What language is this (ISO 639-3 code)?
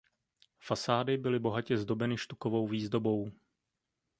ces